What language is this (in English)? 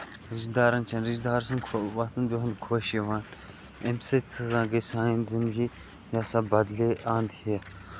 Kashmiri